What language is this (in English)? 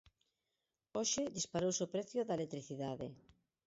Galician